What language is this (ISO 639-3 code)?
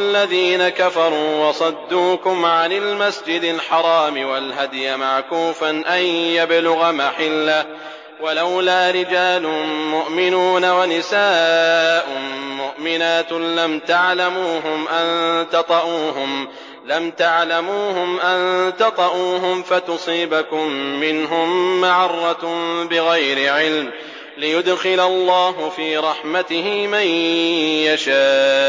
ara